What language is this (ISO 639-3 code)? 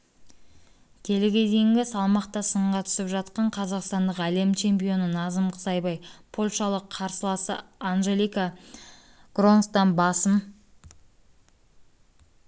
kaz